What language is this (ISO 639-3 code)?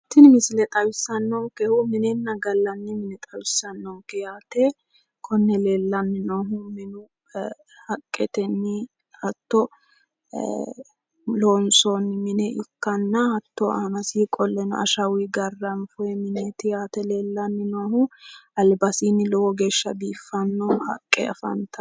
sid